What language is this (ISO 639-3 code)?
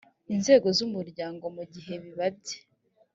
kin